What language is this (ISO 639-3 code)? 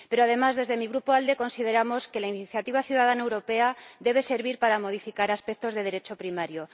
spa